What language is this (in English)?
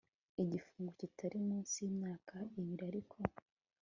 Kinyarwanda